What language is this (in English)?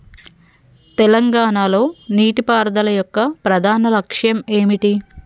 Telugu